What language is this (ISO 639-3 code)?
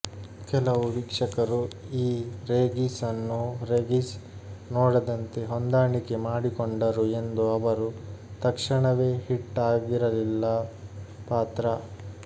kan